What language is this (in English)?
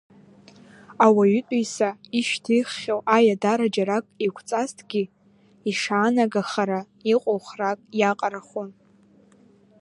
Abkhazian